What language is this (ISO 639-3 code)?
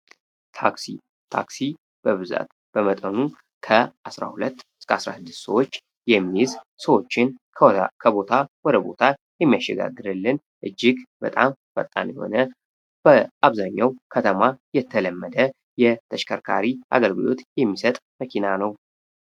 amh